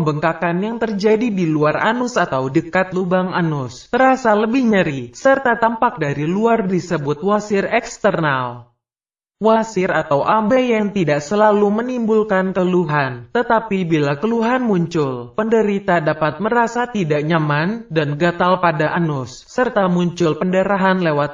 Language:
Indonesian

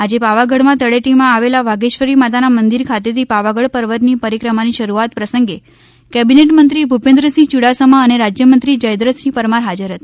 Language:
Gujarati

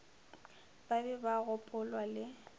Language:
Northern Sotho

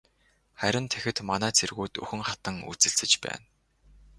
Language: Mongolian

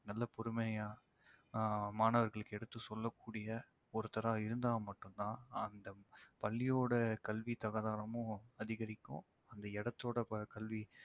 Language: Tamil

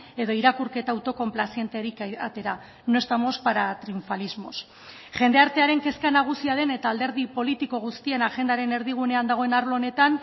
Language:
Basque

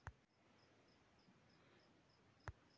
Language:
Magahi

